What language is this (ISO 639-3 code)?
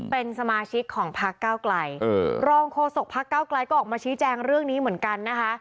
tha